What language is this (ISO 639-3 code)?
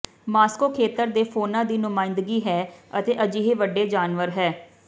pan